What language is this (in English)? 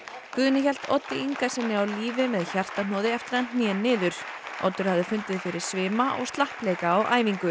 Icelandic